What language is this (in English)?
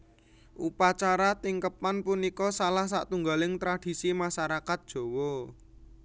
Javanese